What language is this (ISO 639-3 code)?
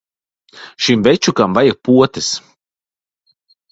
lav